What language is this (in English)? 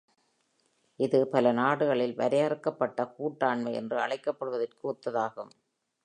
Tamil